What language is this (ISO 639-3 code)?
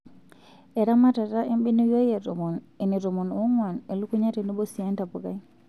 mas